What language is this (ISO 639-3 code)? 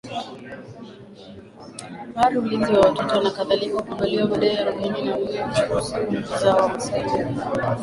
swa